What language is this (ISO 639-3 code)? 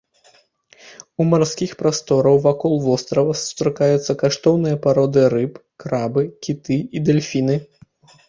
bel